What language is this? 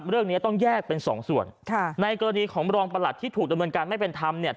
Thai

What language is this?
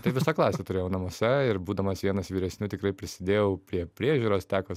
Lithuanian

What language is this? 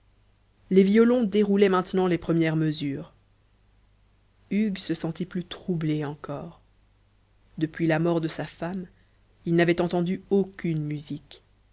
French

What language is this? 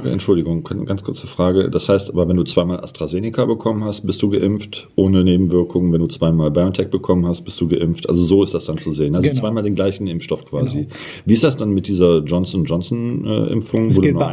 German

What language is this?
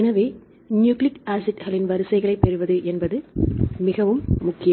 Tamil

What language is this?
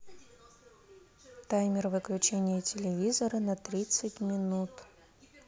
Russian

